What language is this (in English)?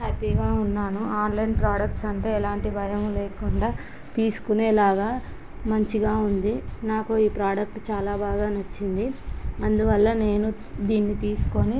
Telugu